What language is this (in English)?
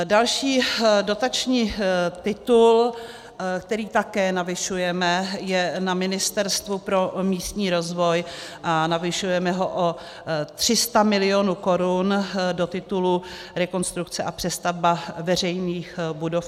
Czech